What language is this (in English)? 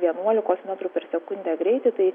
Lithuanian